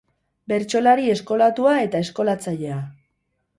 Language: Basque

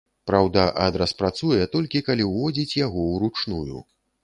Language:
Belarusian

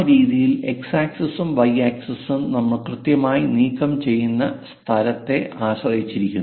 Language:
Malayalam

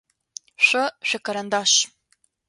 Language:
Adyghe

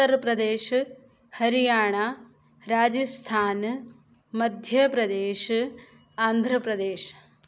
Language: Sanskrit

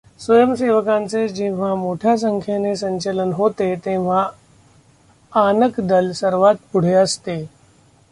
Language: Marathi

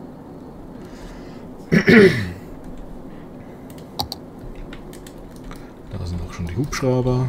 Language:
German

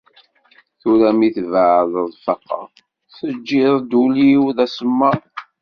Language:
Kabyle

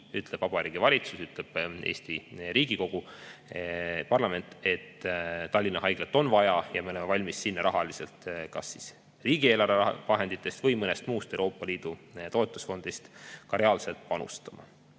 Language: Estonian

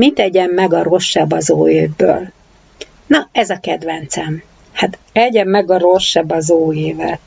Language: Hungarian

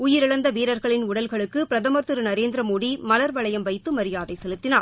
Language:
Tamil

